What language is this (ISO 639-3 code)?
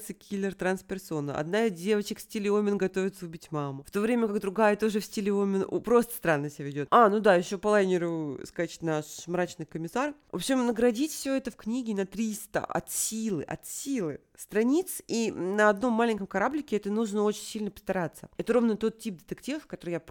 rus